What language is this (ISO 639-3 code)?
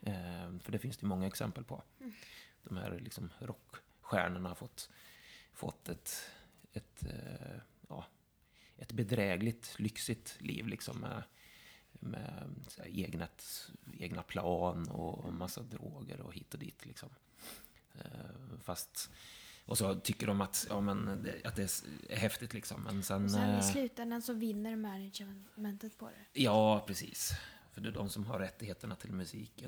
swe